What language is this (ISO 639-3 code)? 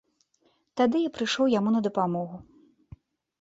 bel